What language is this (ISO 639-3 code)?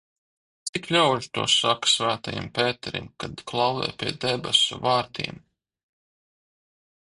lav